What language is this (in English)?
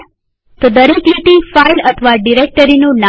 Gujarati